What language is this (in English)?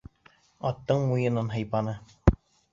Bashkir